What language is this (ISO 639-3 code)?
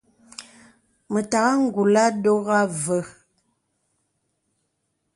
beb